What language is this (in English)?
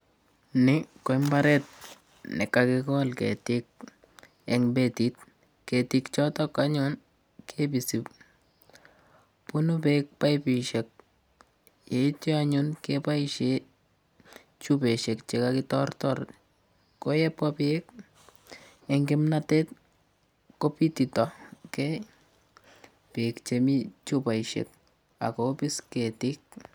Kalenjin